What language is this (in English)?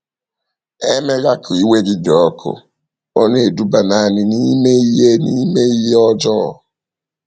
Igbo